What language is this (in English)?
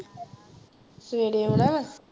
Punjabi